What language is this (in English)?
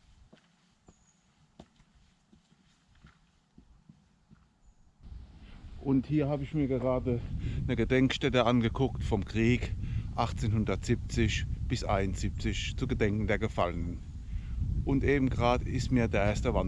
German